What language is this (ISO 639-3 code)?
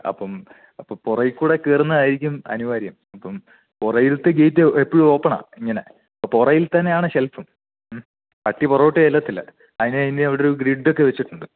mal